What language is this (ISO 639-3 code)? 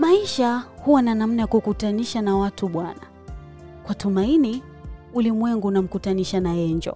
swa